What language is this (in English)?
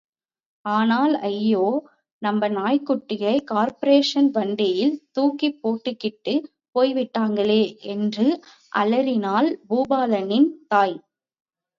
Tamil